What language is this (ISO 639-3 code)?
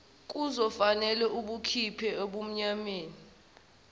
zul